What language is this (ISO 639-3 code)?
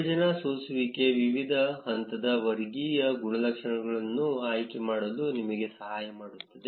kan